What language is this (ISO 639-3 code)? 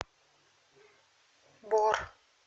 rus